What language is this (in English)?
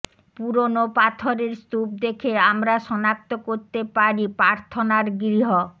Bangla